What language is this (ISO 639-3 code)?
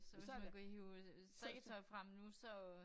dan